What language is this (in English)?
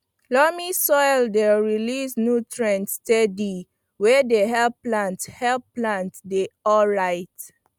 Nigerian Pidgin